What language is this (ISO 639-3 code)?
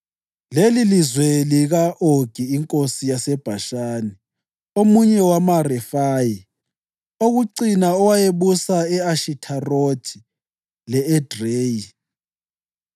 nde